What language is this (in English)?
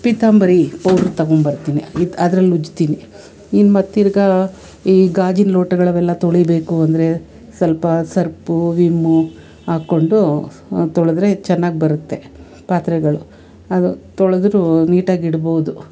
Kannada